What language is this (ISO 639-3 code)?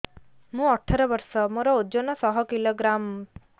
ori